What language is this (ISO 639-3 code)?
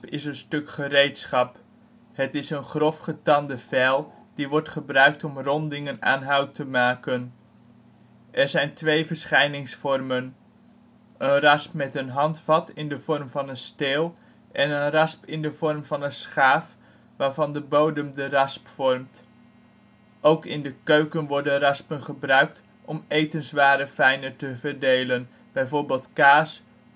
nld